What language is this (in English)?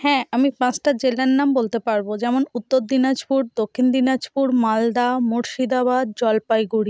Bangla